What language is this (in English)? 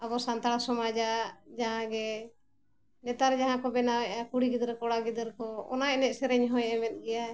Santali